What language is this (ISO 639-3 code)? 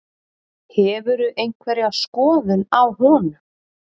isl